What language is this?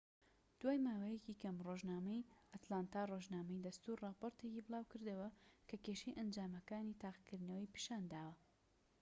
Central Kurdish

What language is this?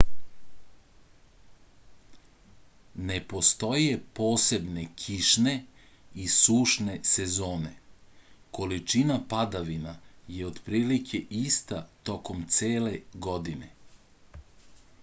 Serbian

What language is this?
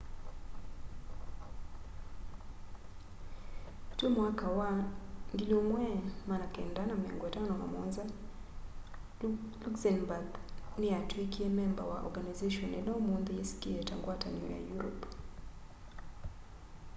Kamba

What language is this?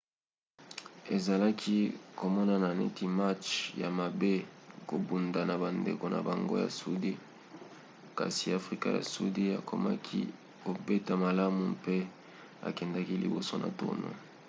Lingala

